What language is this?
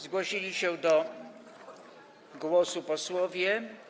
Polish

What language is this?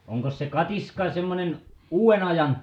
Finnish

